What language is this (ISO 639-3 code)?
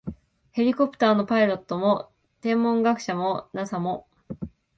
jpn